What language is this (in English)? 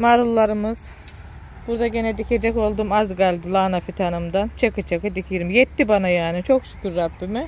Turkish